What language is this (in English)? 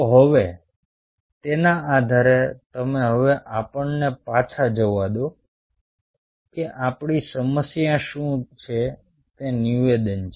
Gujarati